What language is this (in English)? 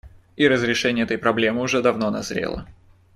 Russian